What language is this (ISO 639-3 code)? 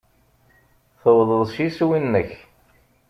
kab